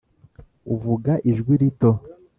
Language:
Kinyarwanda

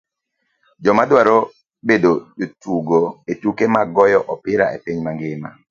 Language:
Luo (Kenya and Tanzania)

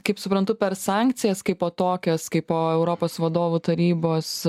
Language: Lithuanian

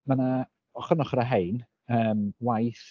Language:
Welsh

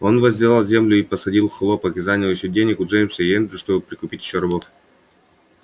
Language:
Russian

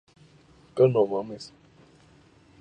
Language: Spanish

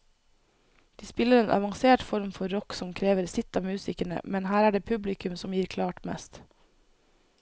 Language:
Norwegian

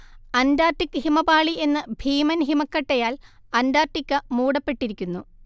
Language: Malayalam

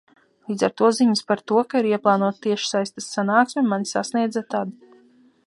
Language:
Latvian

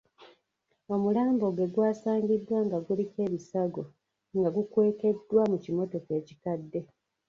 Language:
Ganda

